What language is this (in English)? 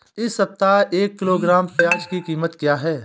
Hindi